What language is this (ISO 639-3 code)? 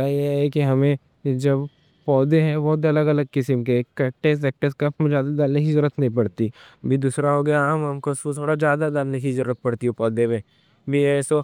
dcc